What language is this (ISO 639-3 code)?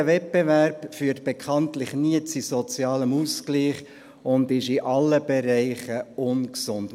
gsw